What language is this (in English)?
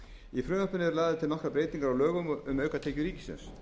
Icelandic